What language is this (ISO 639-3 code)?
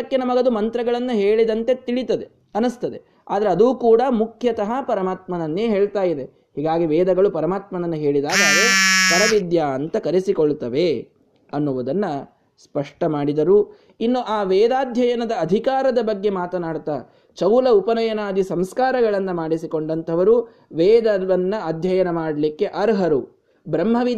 kan